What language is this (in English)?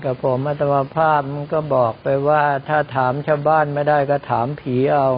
Thai